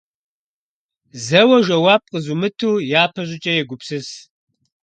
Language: Kabardian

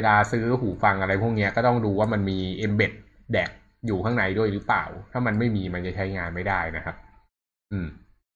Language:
Thai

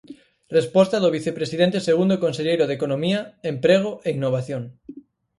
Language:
Galician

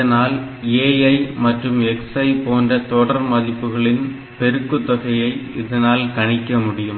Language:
Tamil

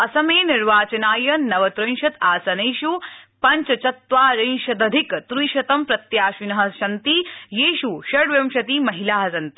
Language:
Sanskrit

